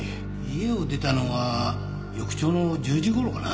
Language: Japanese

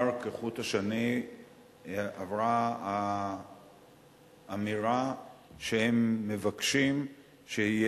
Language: Hebrew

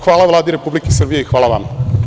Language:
Serbian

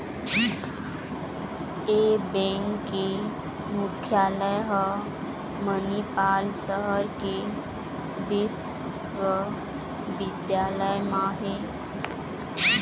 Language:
Chhattisgarhi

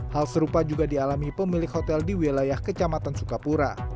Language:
Indonesian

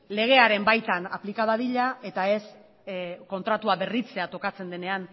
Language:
Basque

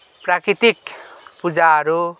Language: Nepali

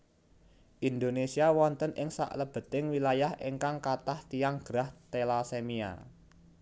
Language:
Javanese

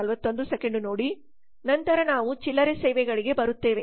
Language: Kannada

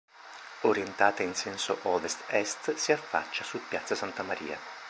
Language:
Italian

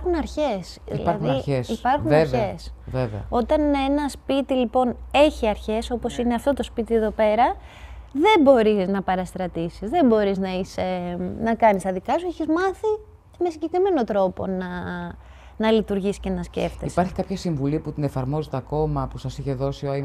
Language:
Greek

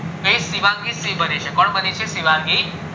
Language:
Gujarati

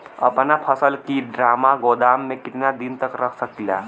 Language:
Bhojpuri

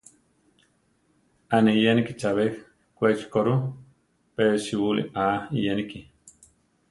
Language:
Central Tarahumara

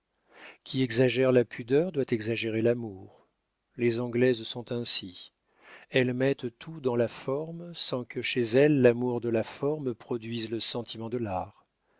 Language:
French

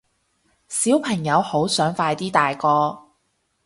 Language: Cantonese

